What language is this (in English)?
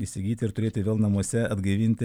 Lithuanian